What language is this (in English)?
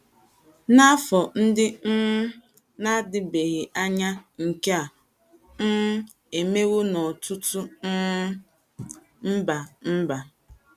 Igbo